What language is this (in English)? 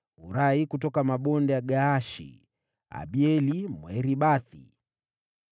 Swahili